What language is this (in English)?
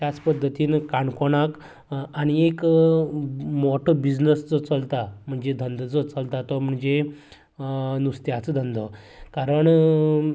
Konkani